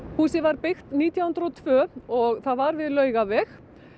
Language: Icelandic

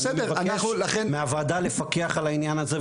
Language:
Hebrew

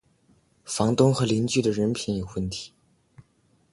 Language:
Chinese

